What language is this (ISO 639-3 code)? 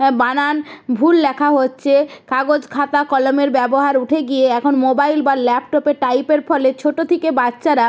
ben